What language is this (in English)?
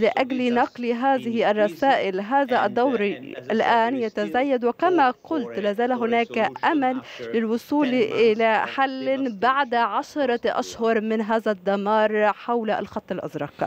Arabic